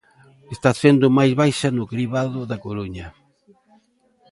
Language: Galician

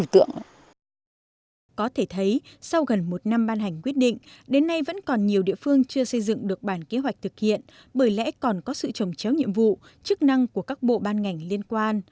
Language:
Vietnamese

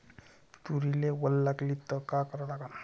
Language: Marathi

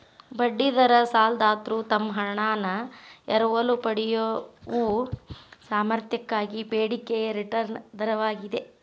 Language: Kannada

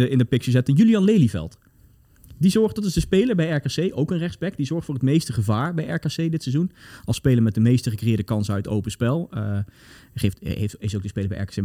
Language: Dutch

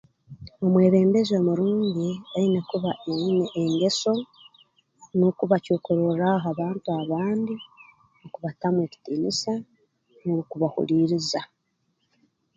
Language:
Tooro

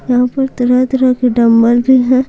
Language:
Hindi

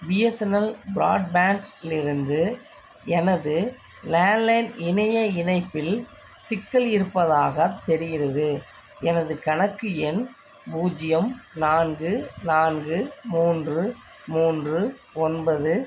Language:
Tamil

